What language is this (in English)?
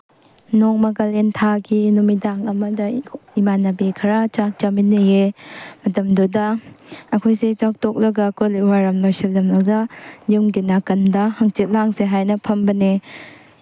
Manipuri